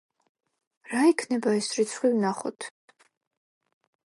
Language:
Georgian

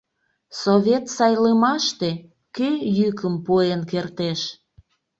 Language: Mari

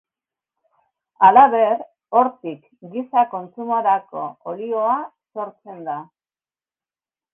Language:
Basque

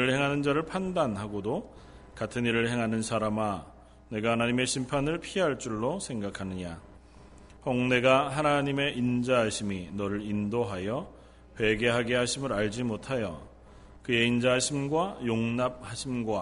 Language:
Korean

